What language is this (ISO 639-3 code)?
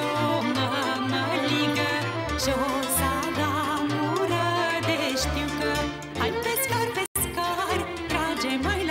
ron